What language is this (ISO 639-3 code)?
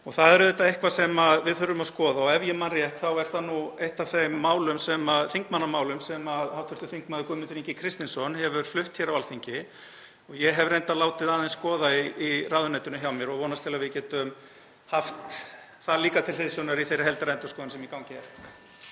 isl